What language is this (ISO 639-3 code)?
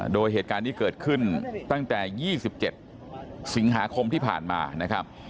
tha